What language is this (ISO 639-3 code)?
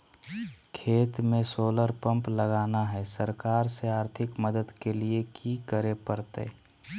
mag